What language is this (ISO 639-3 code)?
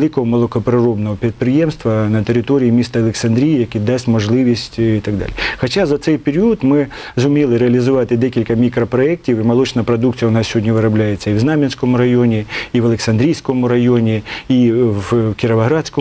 ukr